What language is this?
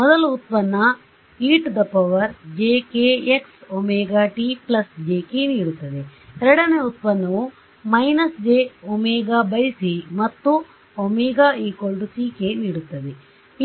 Kannada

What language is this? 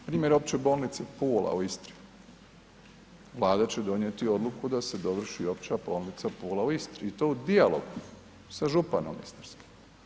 Croatian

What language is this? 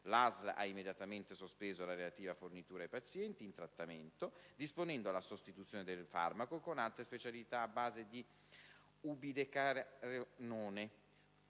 Italian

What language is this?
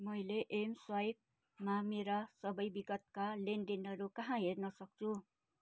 Nepali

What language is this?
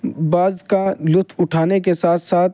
Urdu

